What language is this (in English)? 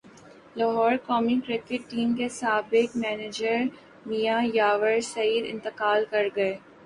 Urdu